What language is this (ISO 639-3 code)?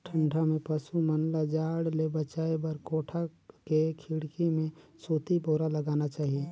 hne